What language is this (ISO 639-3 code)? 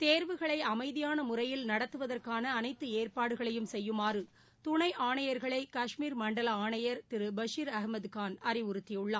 tam